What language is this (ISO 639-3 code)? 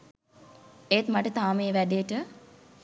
sin